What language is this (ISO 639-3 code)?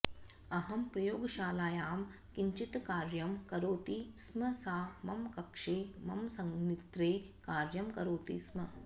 san